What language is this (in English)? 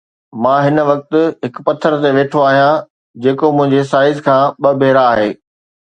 Sindhi